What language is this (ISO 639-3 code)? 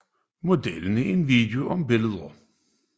dan